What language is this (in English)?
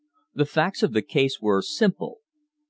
English